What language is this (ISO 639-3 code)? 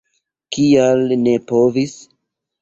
epo